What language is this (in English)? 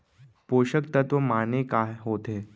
Chhattisgarhi